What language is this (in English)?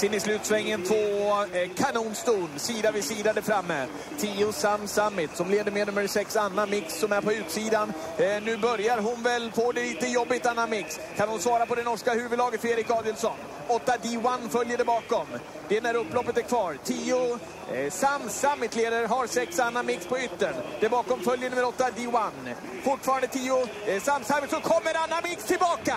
Swedish